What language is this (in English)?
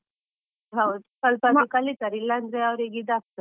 Kannada